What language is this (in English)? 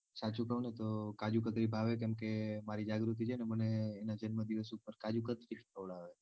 Gujarati